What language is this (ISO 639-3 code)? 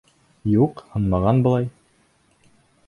bak